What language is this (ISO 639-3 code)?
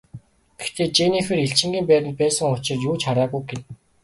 mon